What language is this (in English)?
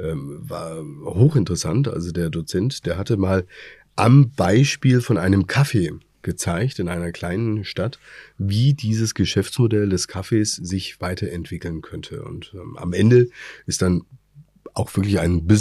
German